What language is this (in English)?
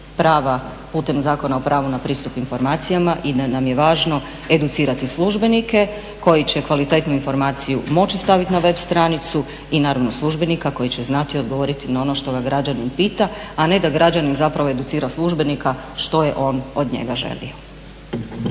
Croatian